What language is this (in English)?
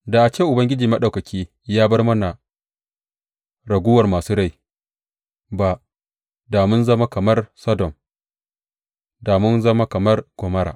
Hausa